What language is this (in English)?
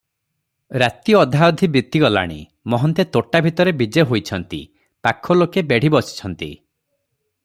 Odia